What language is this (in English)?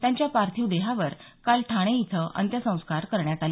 Marathi